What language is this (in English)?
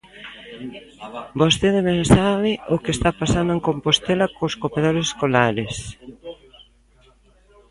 Galician